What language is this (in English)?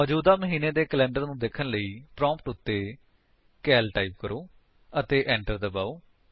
Punjabi